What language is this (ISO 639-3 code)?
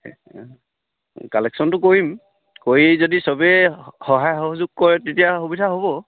asm